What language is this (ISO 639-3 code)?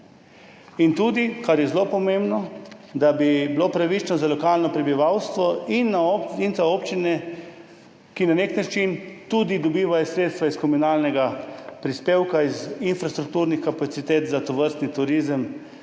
slv